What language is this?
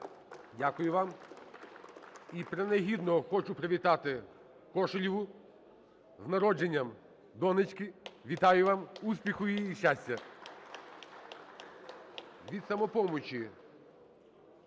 Ukrainian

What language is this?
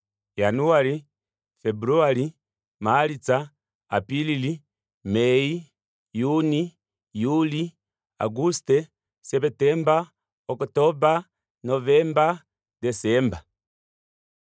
Kuanyama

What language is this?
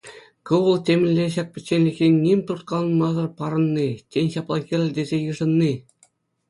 Chuvash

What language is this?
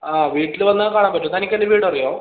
Malayalam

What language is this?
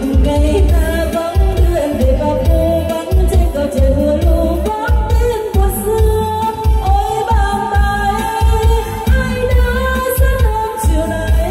Thai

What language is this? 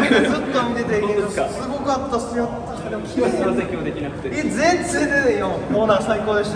Japanese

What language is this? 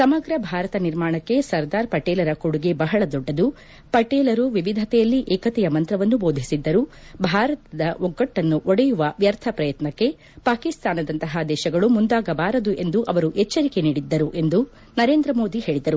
Kannada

